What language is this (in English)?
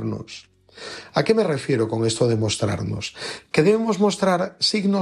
Spanish